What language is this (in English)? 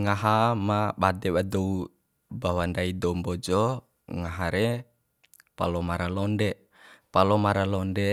Bima